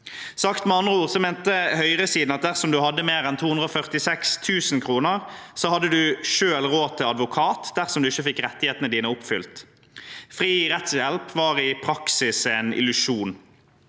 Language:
Norwegian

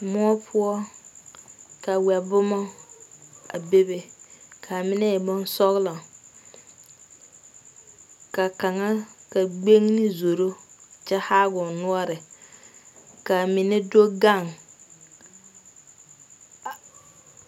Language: Southern Dagaare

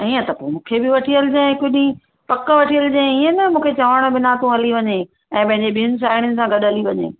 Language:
Sindhi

